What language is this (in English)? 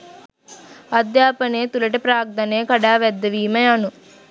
Sinhala